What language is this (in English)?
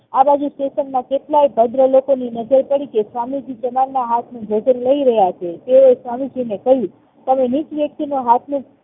Gujarati